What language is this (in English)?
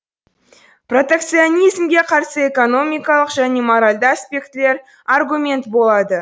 Kazakh